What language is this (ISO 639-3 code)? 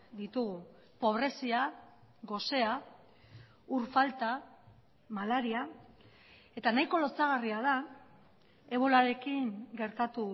eus